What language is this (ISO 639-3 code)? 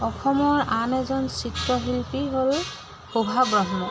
asm